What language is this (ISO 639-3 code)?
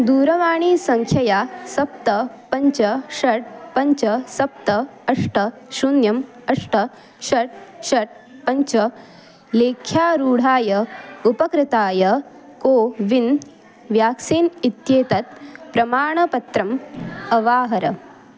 san